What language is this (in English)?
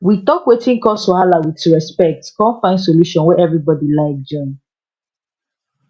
Nigerian Pidgin